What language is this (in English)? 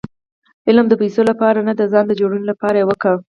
Pashto